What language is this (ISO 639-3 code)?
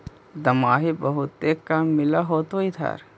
mag